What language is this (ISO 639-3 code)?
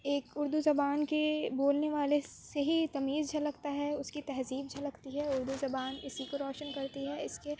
urd